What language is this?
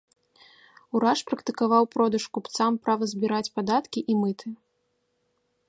Belarusian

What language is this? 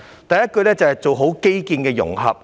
Cantonese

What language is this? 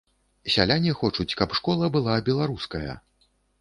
Belarusian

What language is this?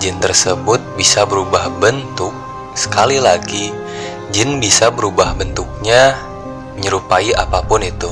Indonesian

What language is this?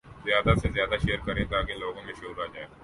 Urdu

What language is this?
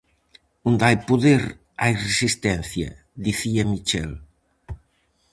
Galician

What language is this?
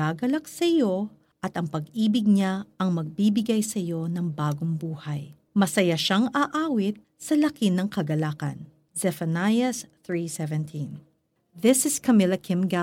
Filipino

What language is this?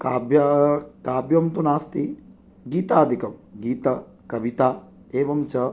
Sanskrit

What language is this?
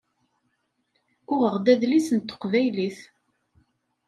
Kabyle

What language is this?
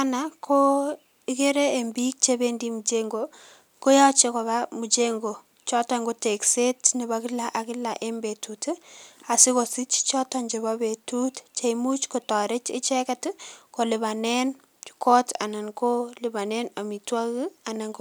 Kalenjin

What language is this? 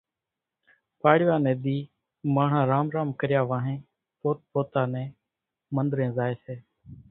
Kachi Koli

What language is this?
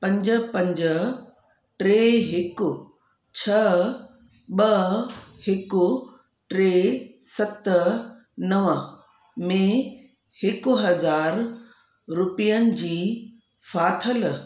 Sindhi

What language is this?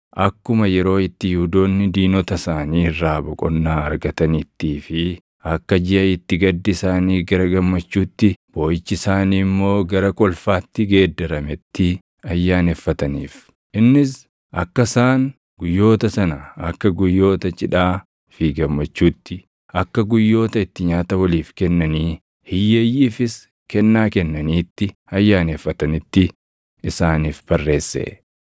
Oromo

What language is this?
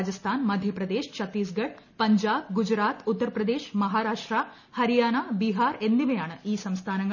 Malayalam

